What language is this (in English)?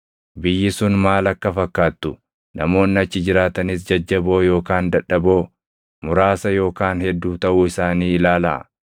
Oromo